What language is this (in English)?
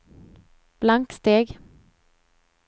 Swedish